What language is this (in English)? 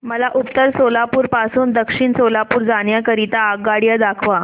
Marathi